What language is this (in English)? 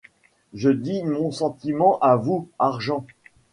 French